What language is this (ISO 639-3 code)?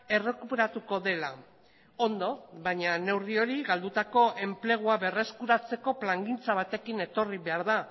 eus